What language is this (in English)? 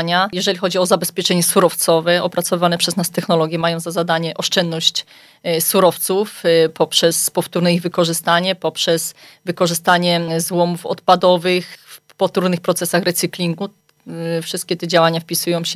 Polish